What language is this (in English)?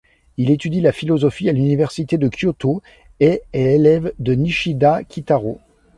French